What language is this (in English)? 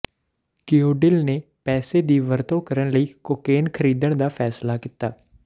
Punjabi